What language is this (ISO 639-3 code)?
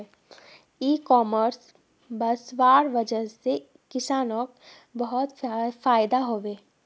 mag